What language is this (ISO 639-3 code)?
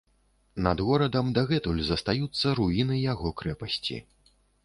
bel